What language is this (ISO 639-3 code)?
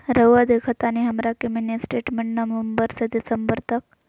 mag